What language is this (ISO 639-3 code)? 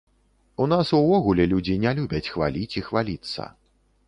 bel